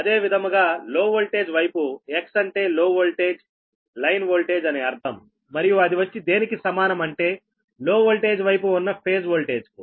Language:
Telugu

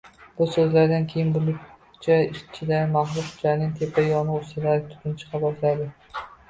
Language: Uzbek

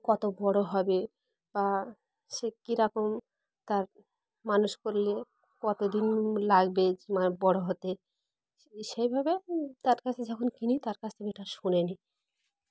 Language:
Bangla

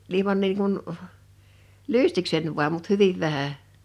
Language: Finnish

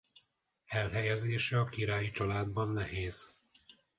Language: Hungarian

